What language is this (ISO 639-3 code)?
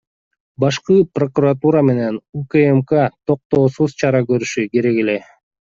kir